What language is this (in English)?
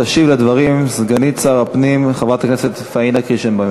Hebrew